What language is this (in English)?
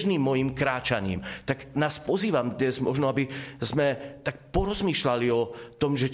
Slovak